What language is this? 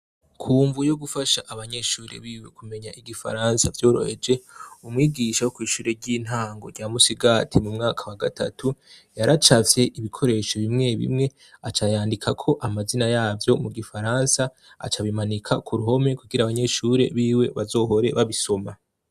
Rundi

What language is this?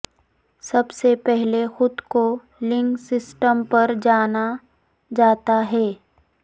Urdu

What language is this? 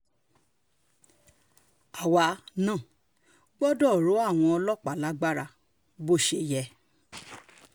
Yoruba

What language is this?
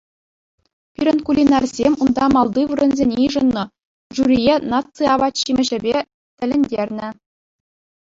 Chuvash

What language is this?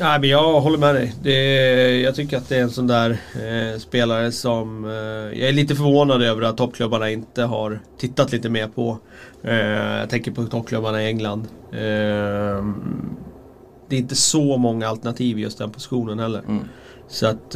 Swedish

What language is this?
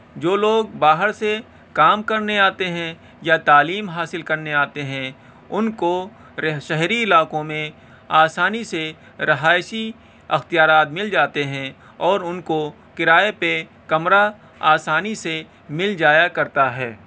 Urdu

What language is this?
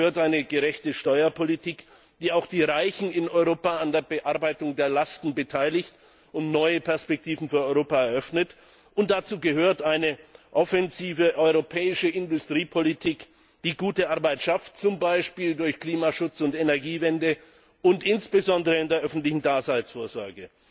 German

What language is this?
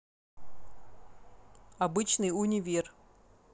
Russian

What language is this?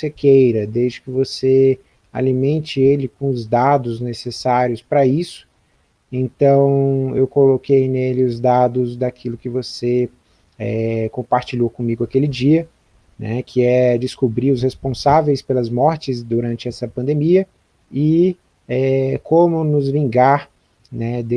Portuguese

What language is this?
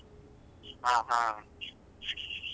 Kannada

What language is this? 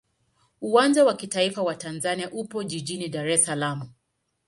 Swahili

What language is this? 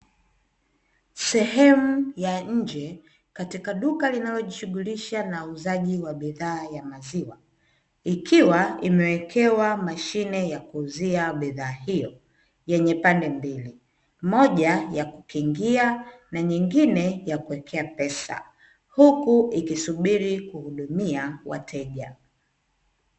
Swahili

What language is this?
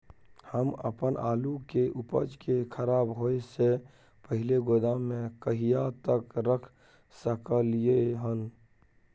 Maithili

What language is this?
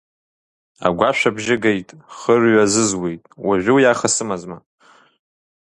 Abkhazian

